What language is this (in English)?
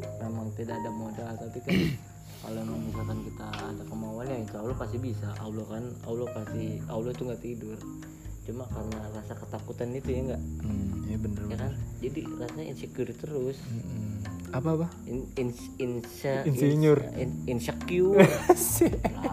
Indonesian